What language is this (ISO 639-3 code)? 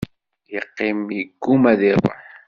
kab